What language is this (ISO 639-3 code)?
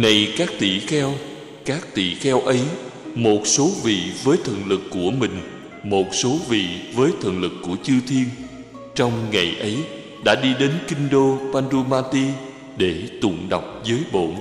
vie